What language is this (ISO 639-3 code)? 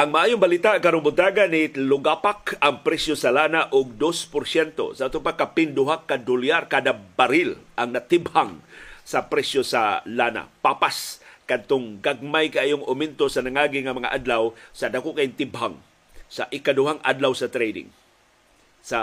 fil